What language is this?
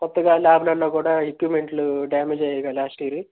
Telugu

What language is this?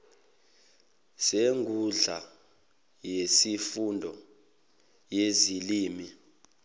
Zulu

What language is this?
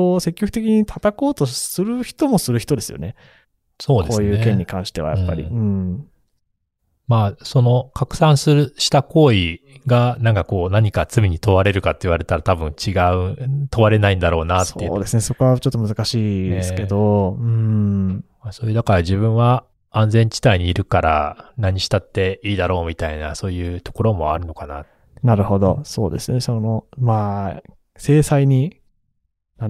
Japanese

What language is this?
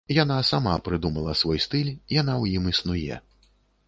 Belarusian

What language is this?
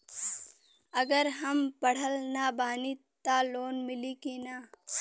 Bhojpuri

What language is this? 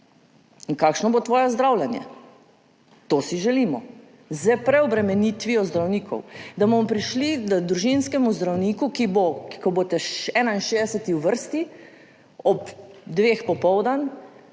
Slovenian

